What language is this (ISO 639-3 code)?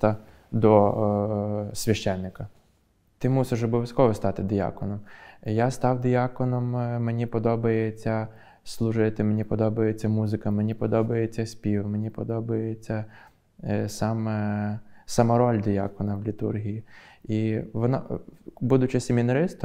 ukr